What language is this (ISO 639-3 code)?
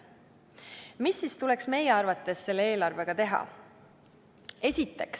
est